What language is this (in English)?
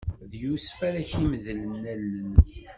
Kabyle